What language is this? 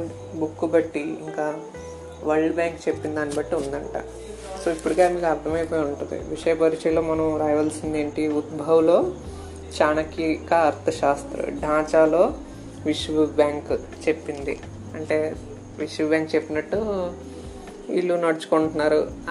Telugu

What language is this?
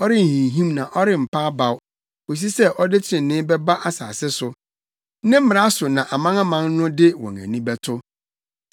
Akan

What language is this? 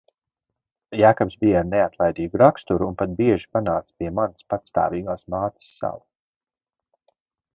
Latvian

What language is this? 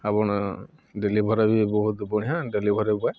Odia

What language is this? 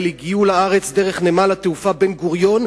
Hebrew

